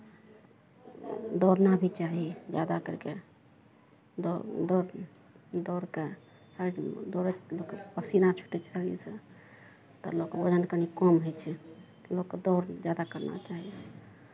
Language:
Maithili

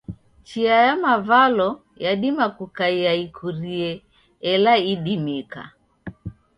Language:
Taita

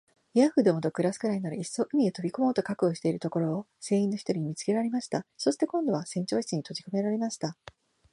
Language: Japanese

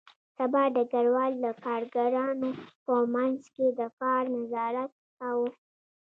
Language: Pashto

